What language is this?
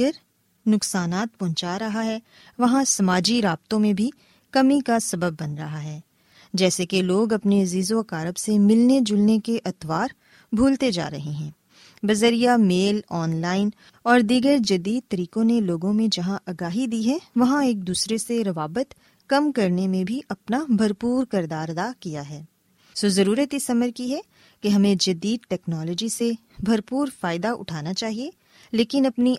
Urdu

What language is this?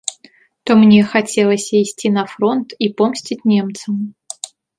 Belarusian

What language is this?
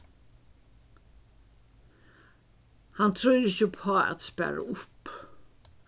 Faroese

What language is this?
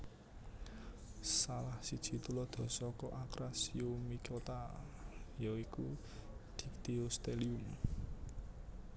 Javanese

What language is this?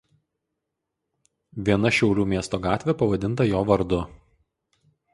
Lithuanian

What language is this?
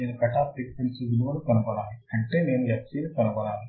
Telugu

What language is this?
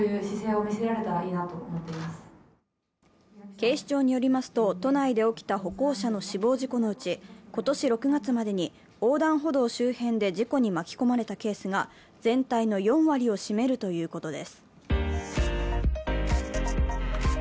Japanese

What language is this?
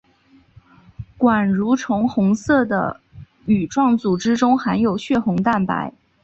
Chinese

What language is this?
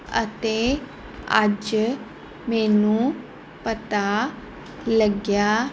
Punjabi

